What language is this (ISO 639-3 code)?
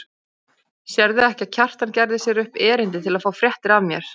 isl